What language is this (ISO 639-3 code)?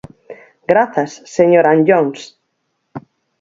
glg